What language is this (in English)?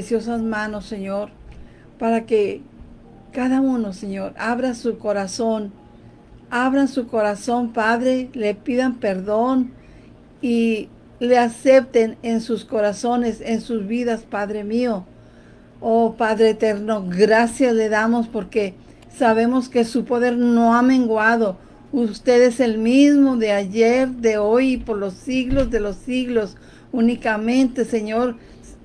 Spanish